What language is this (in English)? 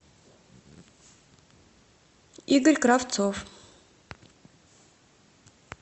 Russian